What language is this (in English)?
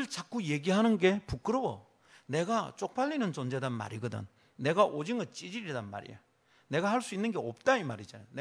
Korean